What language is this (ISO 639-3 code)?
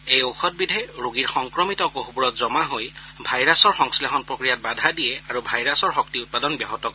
asm